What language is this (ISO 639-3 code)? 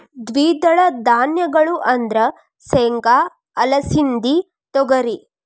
kan